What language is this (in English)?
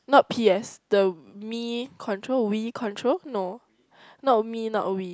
English